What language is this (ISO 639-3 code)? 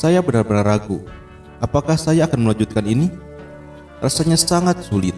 ind